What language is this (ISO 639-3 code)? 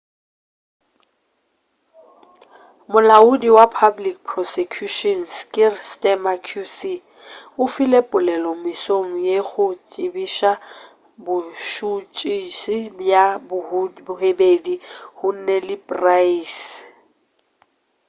nso